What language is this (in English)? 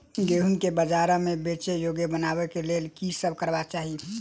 Maithili